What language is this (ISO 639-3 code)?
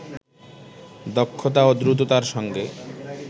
ben